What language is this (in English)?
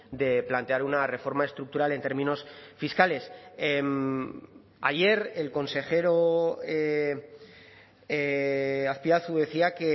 Spanish